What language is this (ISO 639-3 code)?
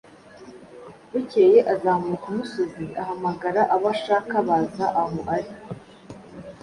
kin